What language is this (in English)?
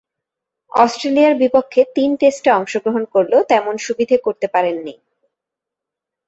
Bangla